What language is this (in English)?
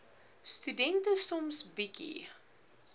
Afrikaans